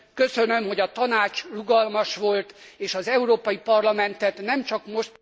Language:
Hungarian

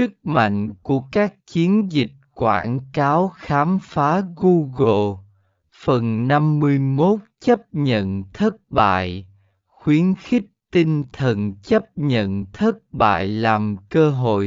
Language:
Vietnamese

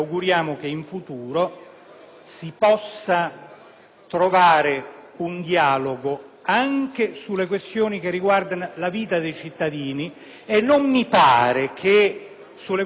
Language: Italian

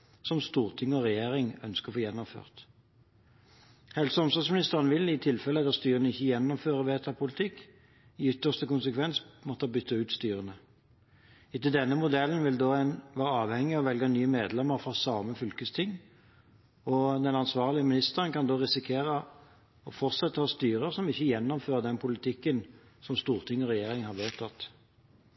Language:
Norwegian Bokmål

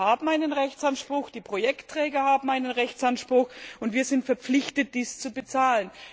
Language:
German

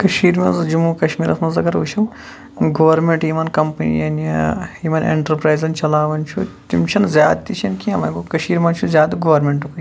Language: Kashmiri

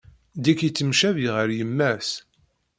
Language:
Kabyle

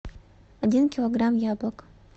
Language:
Russian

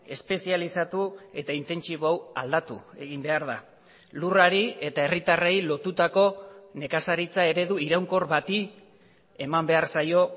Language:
Basque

